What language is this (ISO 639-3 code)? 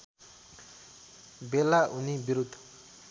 nep